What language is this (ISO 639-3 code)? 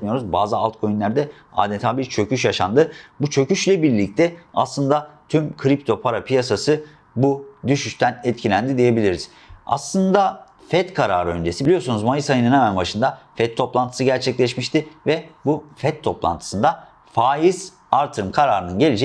tur